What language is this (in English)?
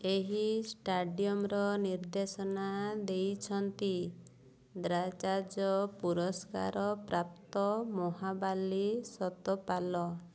Odia